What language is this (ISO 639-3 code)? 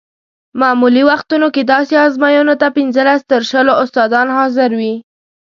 pus